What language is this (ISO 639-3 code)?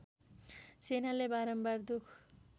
nep